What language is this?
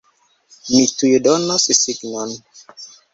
Esperanto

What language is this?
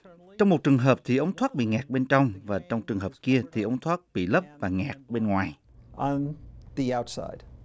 Vietnamese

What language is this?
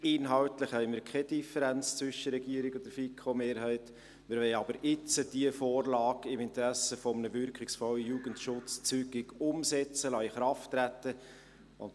Swiss German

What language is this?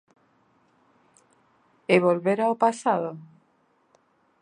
Galician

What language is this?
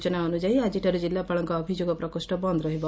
Odia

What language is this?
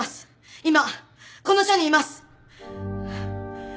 Japanese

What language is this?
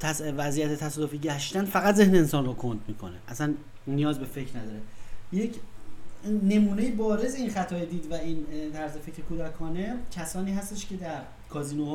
Persian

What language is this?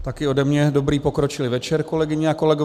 Czech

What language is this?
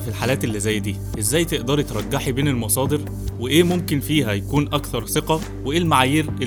Arabic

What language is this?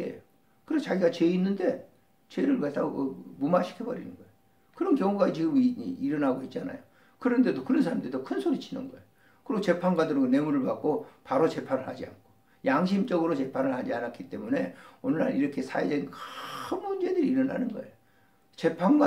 Korean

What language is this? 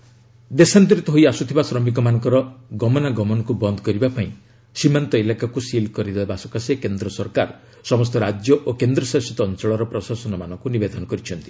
Odia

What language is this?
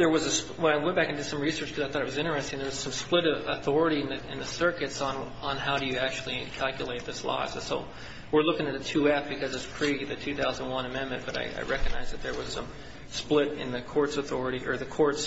English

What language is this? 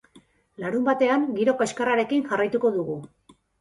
Basque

